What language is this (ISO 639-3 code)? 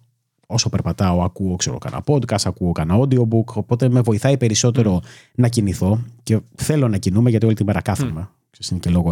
ell